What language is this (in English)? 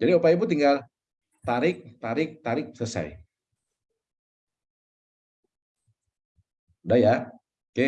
Indonesian